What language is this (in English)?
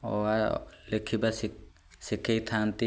Odia